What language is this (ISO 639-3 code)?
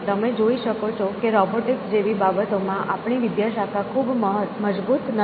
guj